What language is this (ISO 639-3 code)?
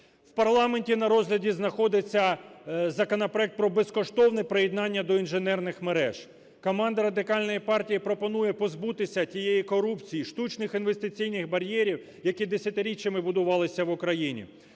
ukr